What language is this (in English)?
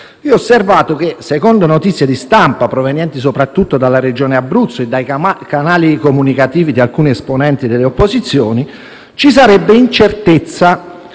Italian